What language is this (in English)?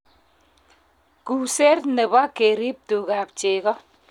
Kalenjin